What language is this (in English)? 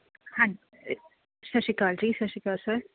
Punjabi